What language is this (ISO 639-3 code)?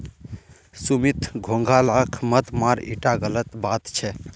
mag